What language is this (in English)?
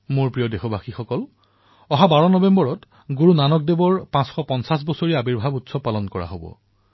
Assamese